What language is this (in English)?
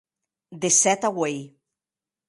Occitan